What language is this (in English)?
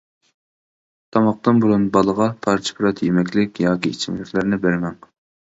Uyghur